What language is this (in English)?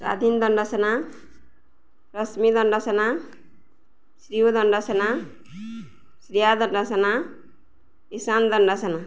Odia